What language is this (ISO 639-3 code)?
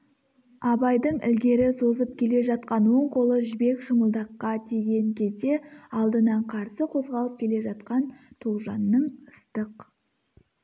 kaz